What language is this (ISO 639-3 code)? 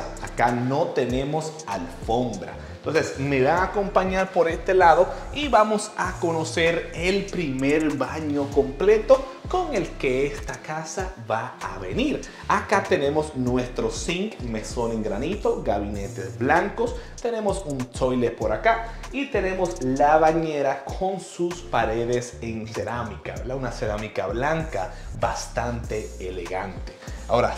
spa